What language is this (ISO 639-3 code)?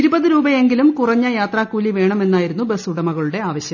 mal